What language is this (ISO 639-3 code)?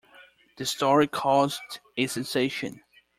eng